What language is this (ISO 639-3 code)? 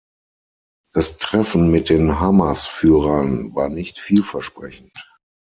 deu